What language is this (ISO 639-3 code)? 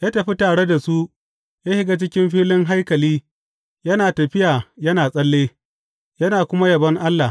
hau